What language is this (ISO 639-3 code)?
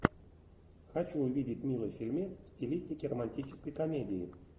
rus